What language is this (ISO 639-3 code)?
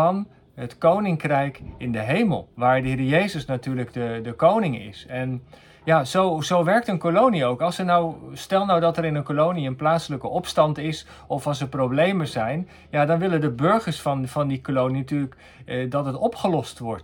nld